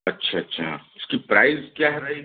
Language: Hindi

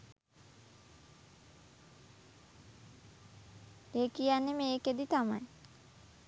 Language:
Sinhala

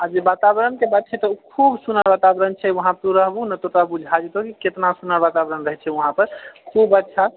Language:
Maithili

